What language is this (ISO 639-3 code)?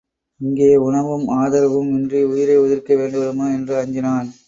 tam